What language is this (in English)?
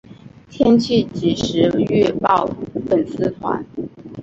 Chinese